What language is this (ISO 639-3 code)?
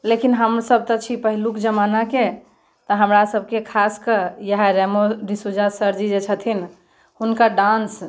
mai